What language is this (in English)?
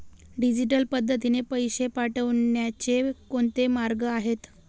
Marathi